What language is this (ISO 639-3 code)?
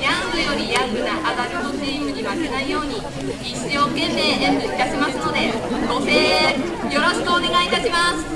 jpn